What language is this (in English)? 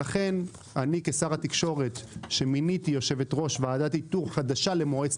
Hebrew